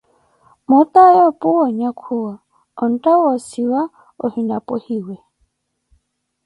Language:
Koti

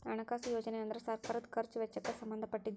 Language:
Kannada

